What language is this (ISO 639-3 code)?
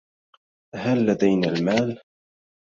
ara